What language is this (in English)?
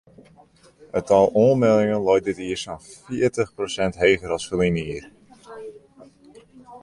Western Frisian